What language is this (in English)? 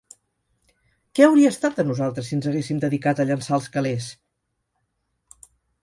Catalan